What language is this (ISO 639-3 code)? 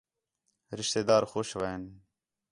xhe